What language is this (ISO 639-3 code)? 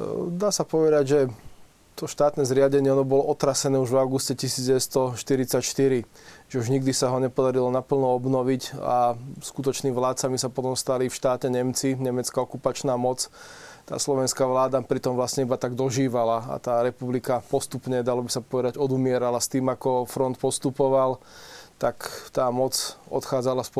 slk